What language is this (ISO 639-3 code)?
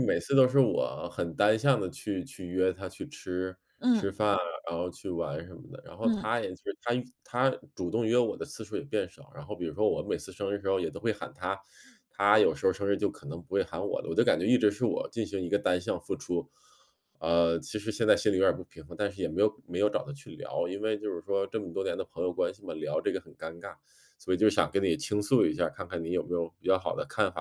zho